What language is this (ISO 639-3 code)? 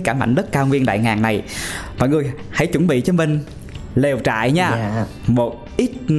vie